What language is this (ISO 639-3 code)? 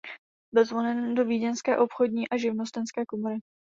ces